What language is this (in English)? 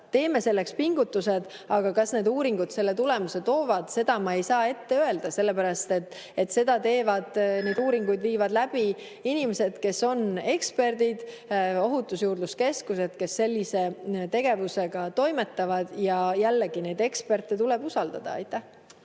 Estonian